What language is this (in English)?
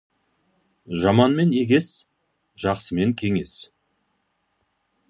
Kazakh